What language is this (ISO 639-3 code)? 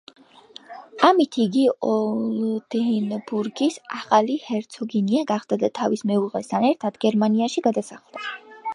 kat